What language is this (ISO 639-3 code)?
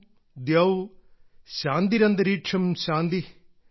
mal